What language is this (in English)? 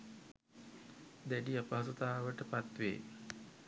Sinhala